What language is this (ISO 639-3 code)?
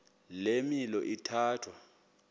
xho